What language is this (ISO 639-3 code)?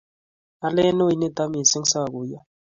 kln